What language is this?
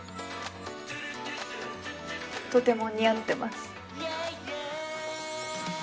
Japanese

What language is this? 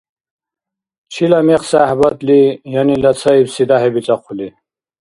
Dargwa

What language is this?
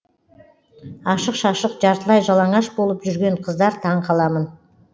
Kazakh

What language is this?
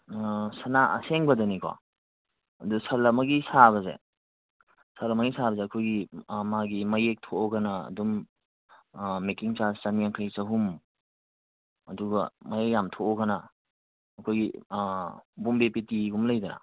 Manipuri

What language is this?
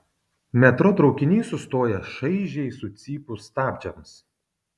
Lithuanian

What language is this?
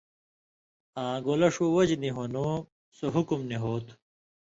Indus Kohistani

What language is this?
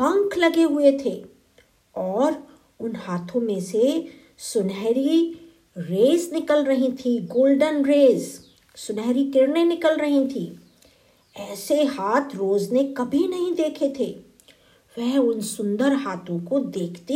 Hindi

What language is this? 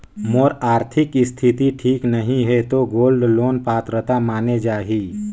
Chhattisgarhi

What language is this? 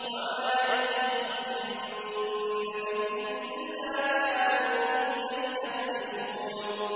Arabic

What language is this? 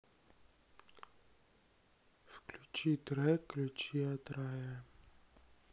Russian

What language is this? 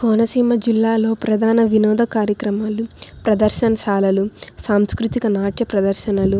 Telugu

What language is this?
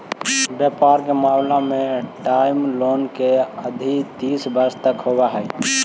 Magahi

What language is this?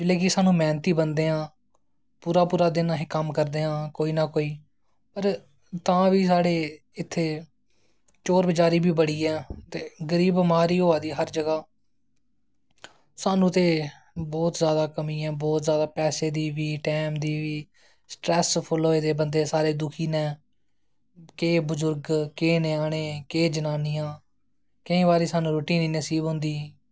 Dogri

